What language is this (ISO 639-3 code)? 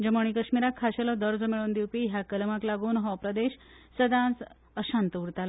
kok